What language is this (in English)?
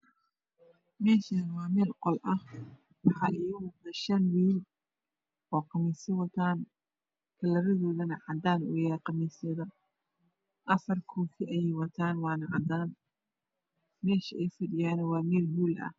Somali